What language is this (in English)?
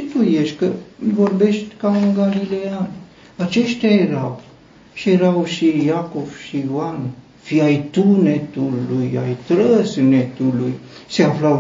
Romanian